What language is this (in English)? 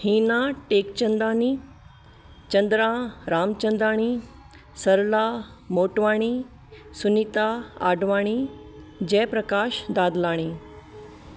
Sindhi